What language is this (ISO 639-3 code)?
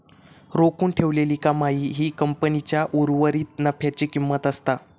mar